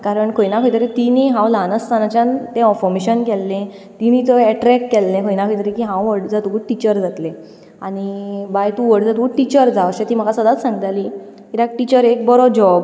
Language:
Konkani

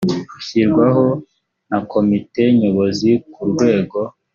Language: Kinyarwanda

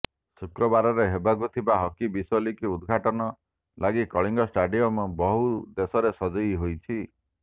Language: Odia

